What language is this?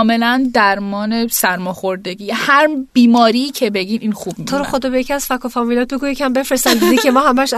Persian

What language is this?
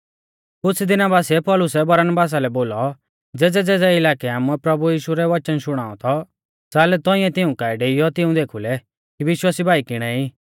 Mahasu Pahari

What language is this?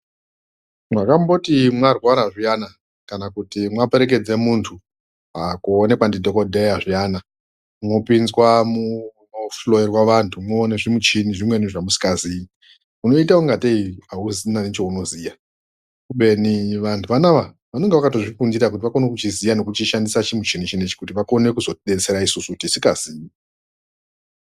Ndau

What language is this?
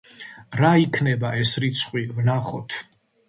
Georgian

